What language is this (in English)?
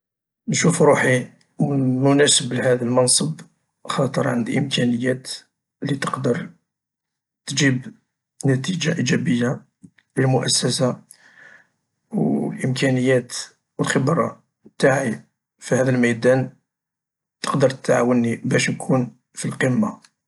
Algerian Arabic